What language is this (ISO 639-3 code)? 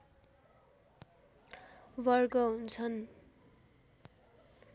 nep